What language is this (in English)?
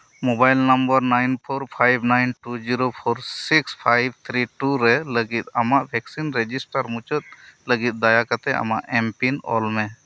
Santali